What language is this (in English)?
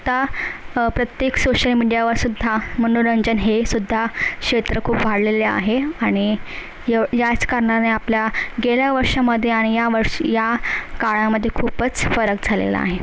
Marathi